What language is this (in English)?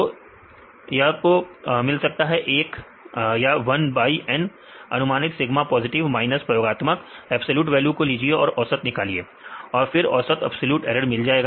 Hindi